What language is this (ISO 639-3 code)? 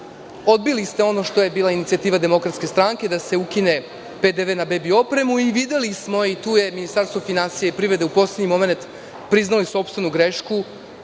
srp